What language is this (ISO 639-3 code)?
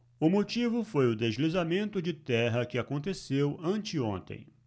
por